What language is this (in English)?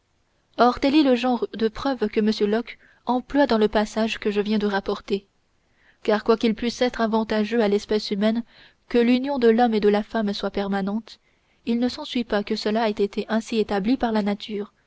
French